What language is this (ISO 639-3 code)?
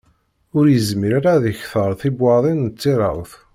kab